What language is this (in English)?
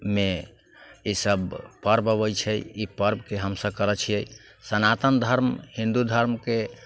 Maithili